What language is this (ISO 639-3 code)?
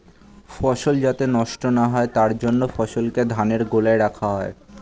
ben